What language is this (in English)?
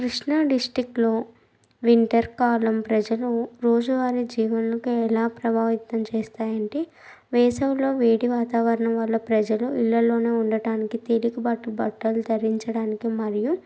Telugu